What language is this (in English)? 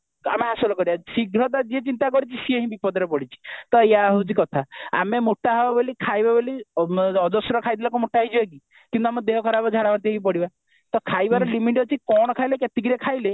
Odia